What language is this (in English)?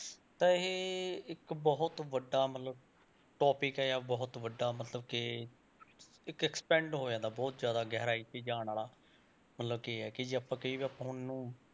Punjabi